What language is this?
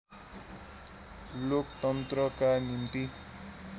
Nepali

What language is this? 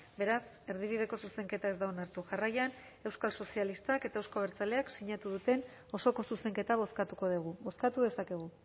Basque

